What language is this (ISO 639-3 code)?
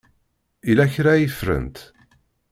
kab